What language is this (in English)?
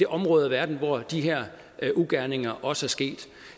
Danish